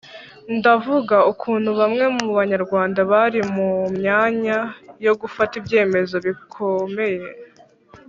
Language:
Kinyarwanda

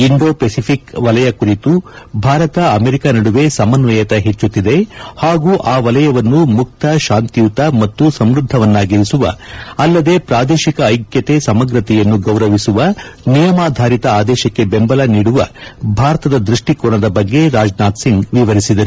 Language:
Kannada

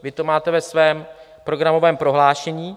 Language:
Czech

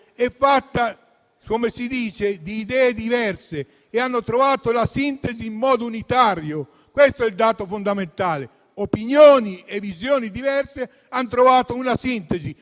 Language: Italian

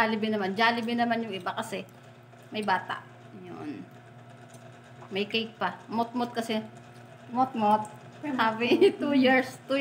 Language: Filipino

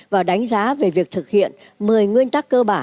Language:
Vietnamese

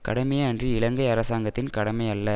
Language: Tamil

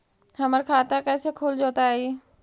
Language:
Magahi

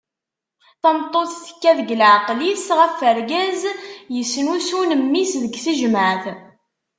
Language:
Kabyle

